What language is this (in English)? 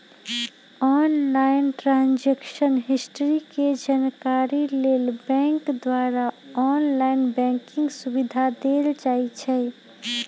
Magahi